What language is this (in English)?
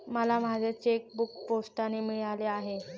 Marathi